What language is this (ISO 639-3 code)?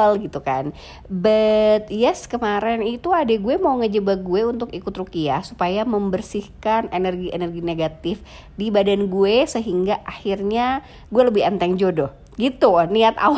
ind